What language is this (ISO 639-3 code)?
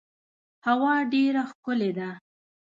pus